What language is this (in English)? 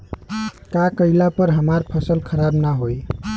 Bhojpuri